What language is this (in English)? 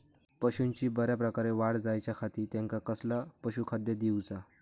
Marathi